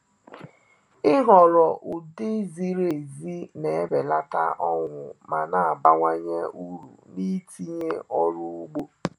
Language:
Igbo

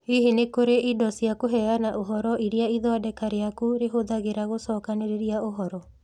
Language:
Kikuyu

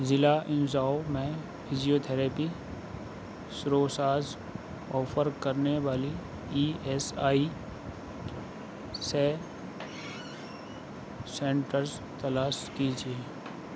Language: Urdu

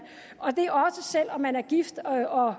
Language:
Danish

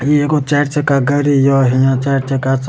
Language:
Maithili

